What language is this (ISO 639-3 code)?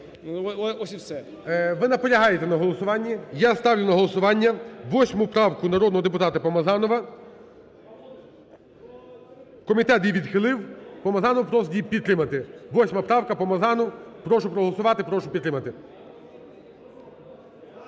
ukr